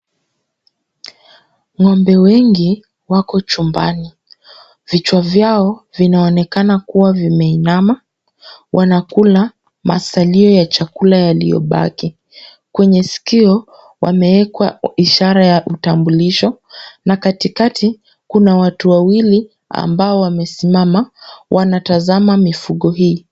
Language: Swahili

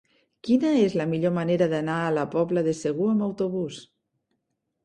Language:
Catalan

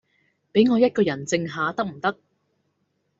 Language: Cantonese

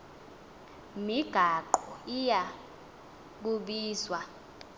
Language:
Xhosa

